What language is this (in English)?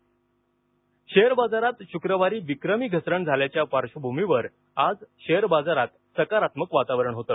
Marathi